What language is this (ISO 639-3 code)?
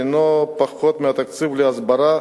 heb